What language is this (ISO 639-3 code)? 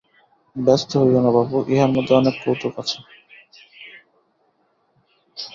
ben